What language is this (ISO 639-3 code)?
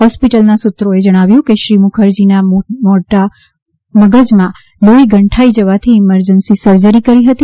guj